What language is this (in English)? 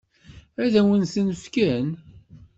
Kabyle